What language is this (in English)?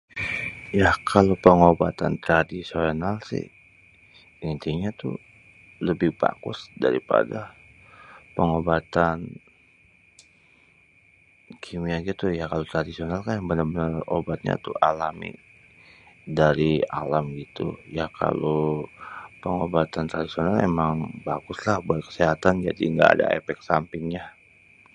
Betawi